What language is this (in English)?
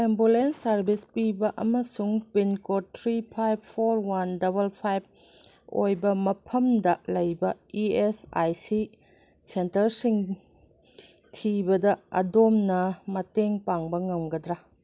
Manipuri